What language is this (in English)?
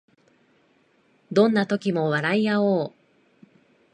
Japanese